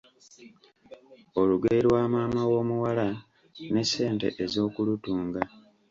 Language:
Ganda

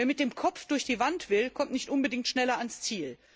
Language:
German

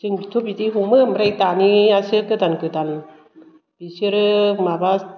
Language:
Bodo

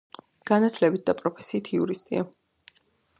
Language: Georgian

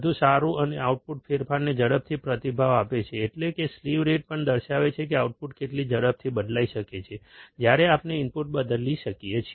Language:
Gujarati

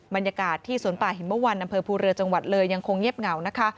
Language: Thai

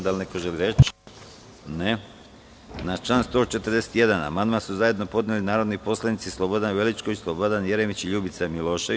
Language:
Serbian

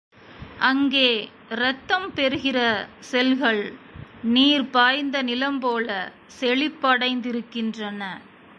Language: Tamil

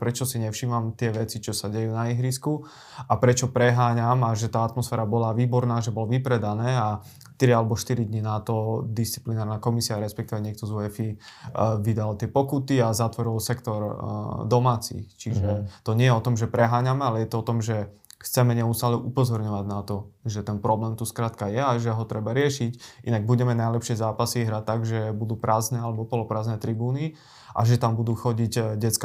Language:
Slovak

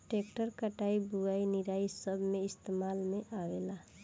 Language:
Bhojpuri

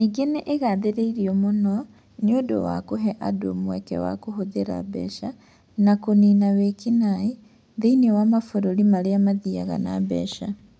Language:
Kikuyu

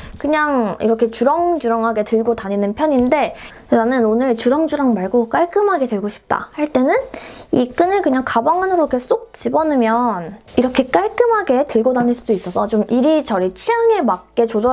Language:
Korean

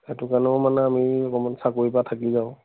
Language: Assamese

